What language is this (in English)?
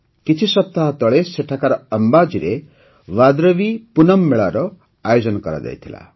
Odia